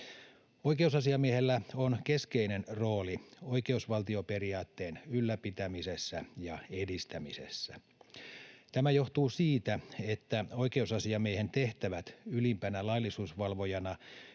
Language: Finnish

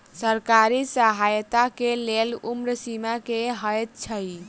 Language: Maithili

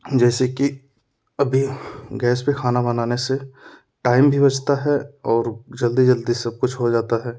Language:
Hindi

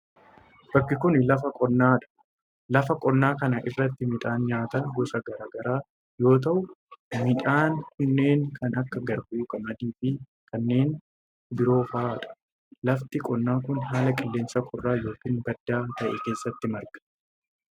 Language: Oromo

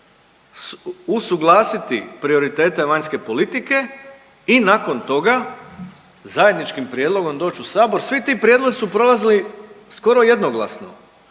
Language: Croatian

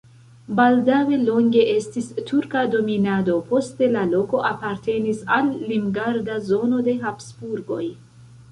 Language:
Esperanto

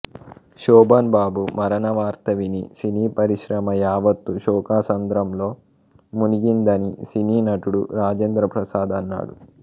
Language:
Telugu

